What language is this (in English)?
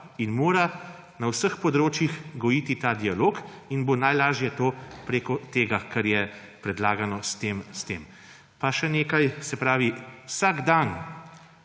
Slovenian